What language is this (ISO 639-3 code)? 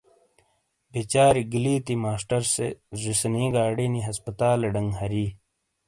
scl